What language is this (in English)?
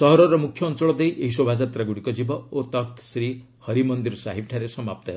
Odia